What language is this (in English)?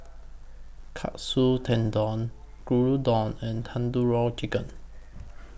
English